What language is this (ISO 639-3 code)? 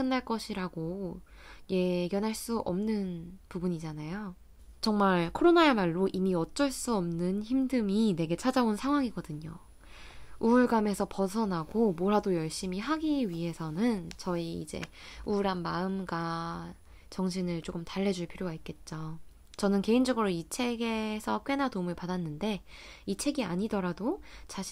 kor